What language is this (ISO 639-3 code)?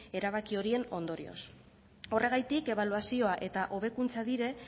eus